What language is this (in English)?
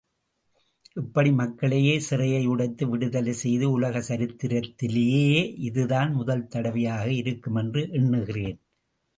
Tamil